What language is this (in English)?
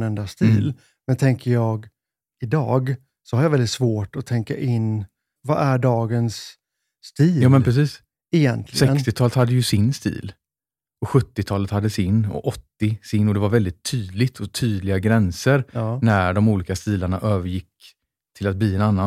Swedish